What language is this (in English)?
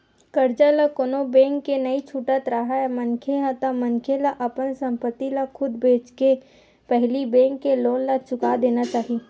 Chhattisgarhi